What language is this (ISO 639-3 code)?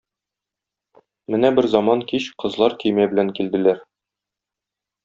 tat